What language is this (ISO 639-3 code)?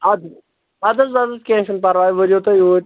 kas